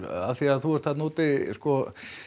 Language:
Icelandic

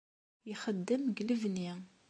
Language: Kabyle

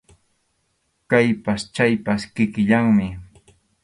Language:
Arequipa-La Unión Quechua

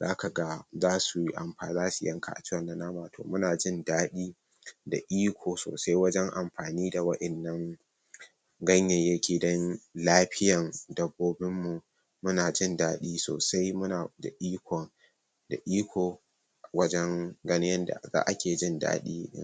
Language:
Hausa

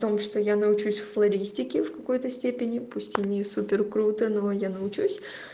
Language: Russian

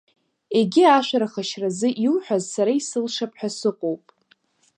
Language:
Abkhazian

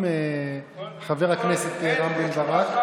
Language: Hebrew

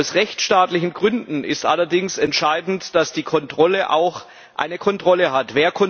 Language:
German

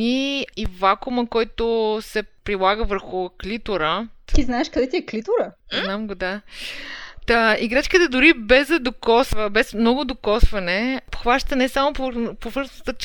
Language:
Bulgarian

